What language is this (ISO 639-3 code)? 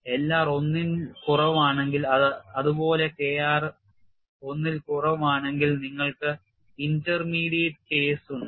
mal